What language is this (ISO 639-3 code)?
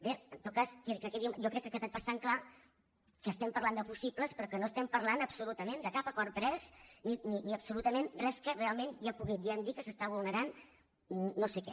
cat